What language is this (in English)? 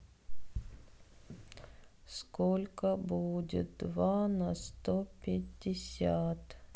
Russian